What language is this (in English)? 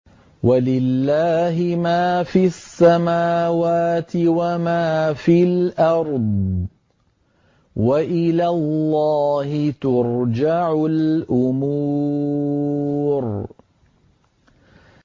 Arabic